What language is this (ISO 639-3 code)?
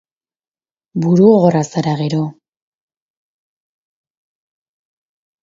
eus